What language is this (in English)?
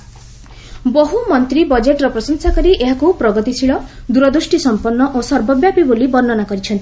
Odia